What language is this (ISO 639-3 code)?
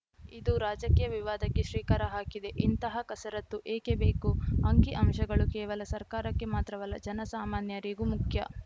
kan